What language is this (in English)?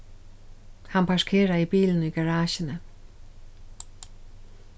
Faroese